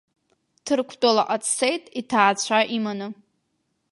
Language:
Abkhazian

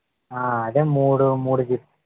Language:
Telugu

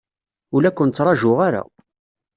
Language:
Kabyle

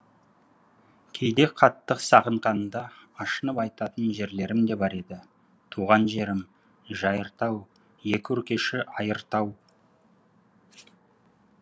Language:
Kazakh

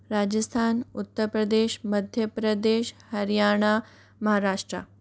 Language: Hindi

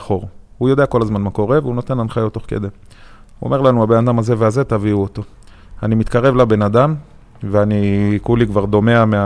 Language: Hebrew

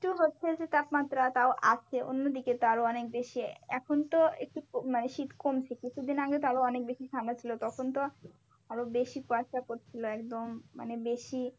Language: Bangla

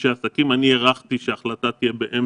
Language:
Hebrew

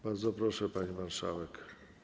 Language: Polish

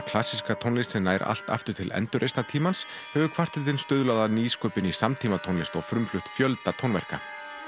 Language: Icelandic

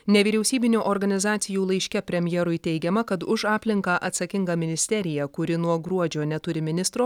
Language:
Lithuanian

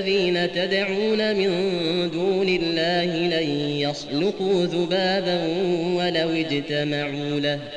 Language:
Arabic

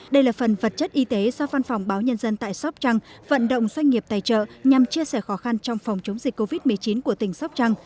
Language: Vietnamese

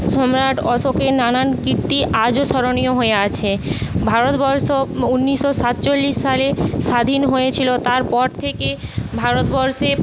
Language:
Bangla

